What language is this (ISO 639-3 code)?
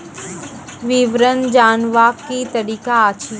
mai